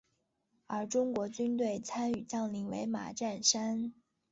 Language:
Chinese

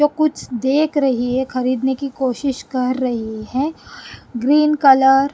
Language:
Hindi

